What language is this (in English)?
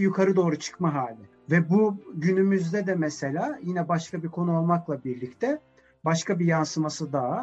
Turkish